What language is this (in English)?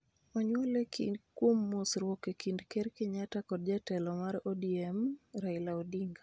Luo (Kenya and Tanzania)